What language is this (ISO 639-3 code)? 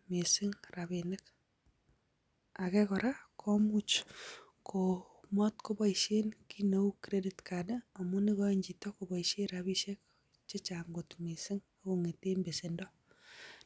kln